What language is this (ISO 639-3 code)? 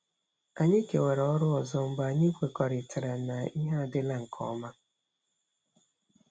ibo